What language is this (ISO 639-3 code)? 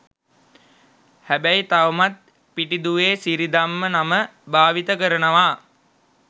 sin